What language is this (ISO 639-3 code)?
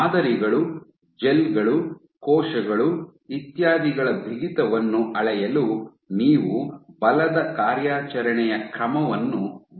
kan